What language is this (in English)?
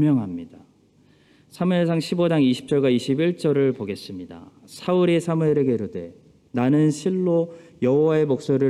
Korean